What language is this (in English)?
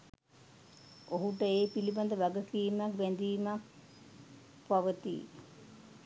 Sinhala